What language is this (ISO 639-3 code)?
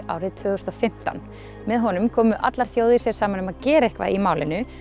isl